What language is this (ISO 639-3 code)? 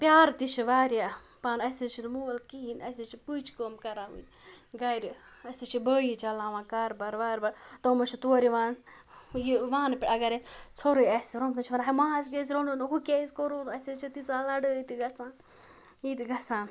kas